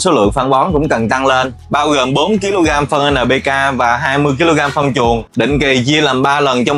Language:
Vietnamese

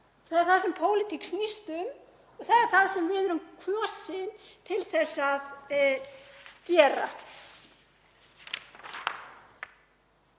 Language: Icelandic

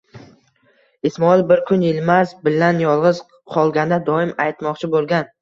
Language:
Uzbek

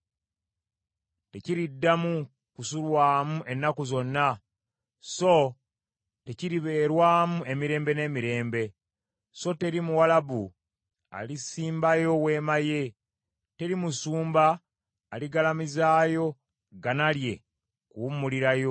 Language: Ganda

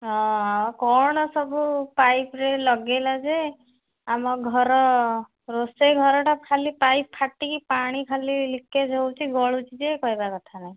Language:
Odia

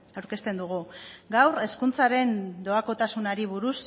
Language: Basque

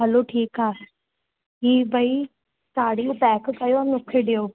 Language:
Sindhi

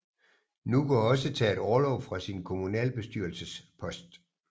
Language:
Danish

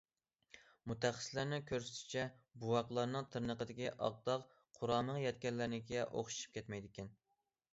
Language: Uyghur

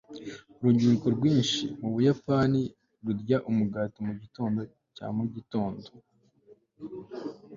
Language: Kinyarwanda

